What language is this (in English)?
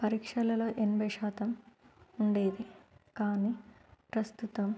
Telugu